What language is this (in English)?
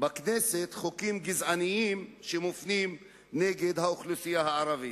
Hebrew